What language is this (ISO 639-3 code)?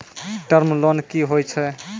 mai